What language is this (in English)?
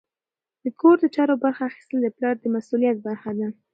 Pashto